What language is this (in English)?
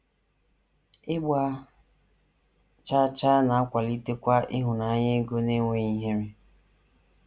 Igbo